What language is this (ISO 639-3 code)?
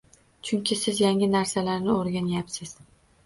uzb